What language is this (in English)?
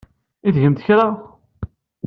Kabyle